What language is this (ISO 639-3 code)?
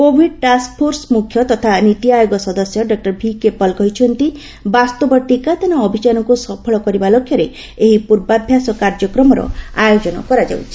ori